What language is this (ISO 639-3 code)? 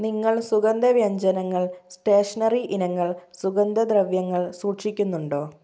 mal